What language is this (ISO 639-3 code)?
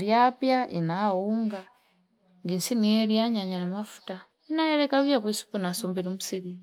fip